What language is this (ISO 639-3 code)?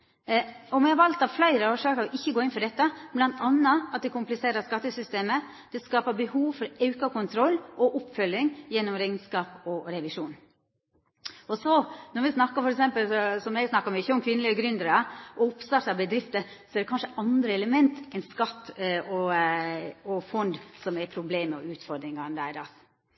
nno